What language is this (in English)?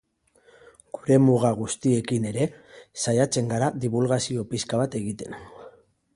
Basque